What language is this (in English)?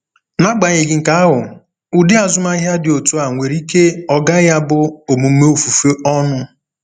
Igbo